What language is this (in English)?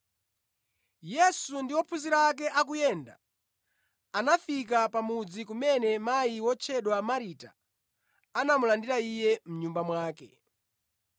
Nyanja